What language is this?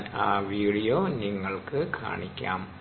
Malayalam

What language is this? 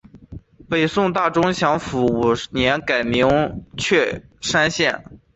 Chinese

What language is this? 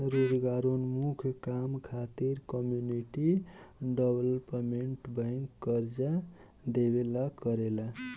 Bhojpuri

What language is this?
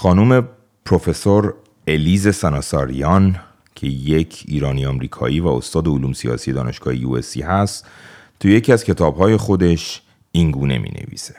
Persian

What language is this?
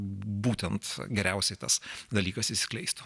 Lithuanian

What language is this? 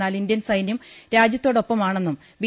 Malayalam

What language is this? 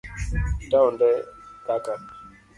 Luo (Kenya and Tanzania)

